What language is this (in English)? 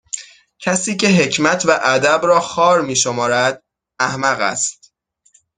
Persian